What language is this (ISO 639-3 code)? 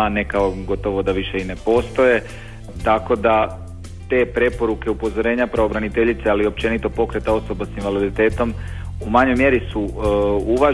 hrv